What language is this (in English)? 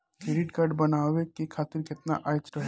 Bhojpuri